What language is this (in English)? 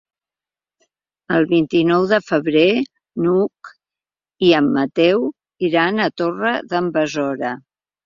Catalan